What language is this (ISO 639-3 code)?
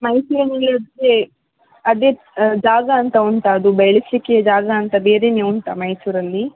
kan